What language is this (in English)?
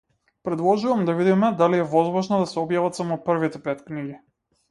Macedonian